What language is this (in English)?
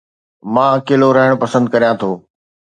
Sindhi